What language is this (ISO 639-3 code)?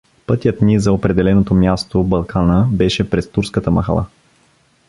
bul